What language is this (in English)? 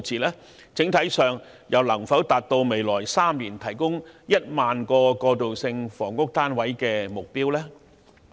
Cantonese